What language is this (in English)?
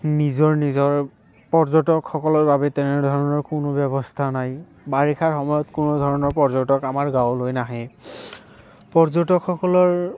Assamese